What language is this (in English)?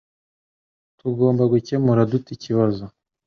Kinyarwanda